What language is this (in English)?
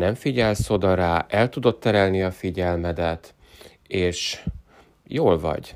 Hungarian